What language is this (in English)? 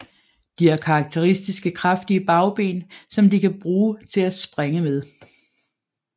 Danish